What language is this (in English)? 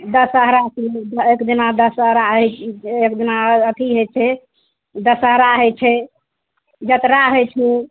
Maithili